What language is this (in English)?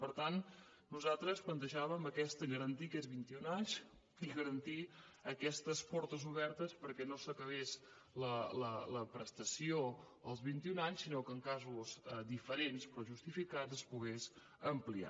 Catalan